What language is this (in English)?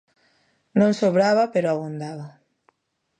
Galician